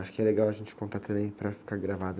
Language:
Portuguese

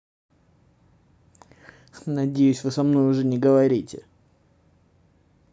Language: Russian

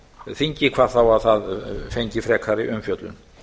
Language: Icelandic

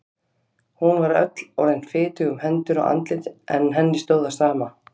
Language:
Icelandic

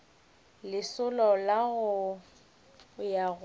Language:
Northern Sotho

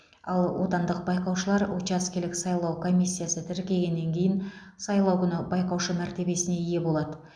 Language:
Kazakh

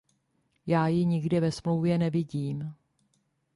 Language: Czech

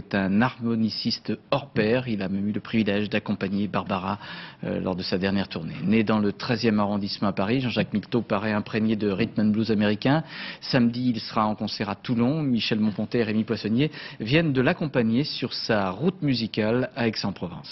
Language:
French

